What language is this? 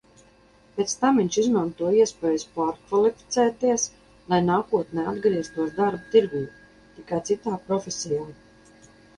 Latvian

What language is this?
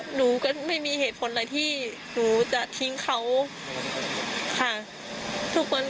Thai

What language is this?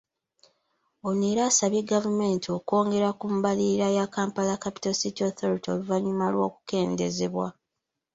Ganda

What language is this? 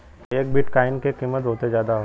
Bhojpuri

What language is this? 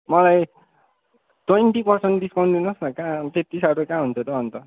Nepali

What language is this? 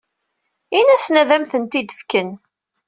Kabyle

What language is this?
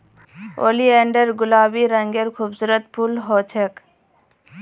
Magahi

